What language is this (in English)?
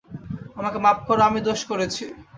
Bangla